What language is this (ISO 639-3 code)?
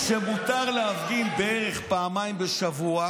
heb